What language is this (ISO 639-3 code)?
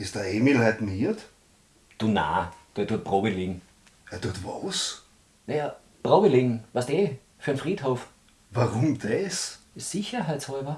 deu